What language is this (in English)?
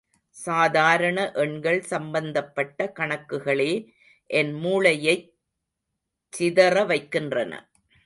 Tamil